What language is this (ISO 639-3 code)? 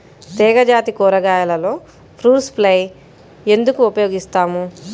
tel